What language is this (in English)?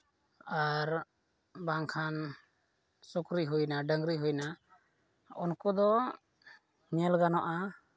Santali